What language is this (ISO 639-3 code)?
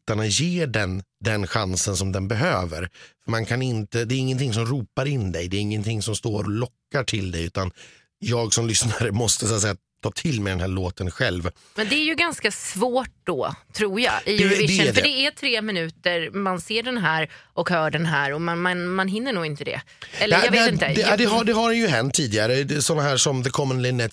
swe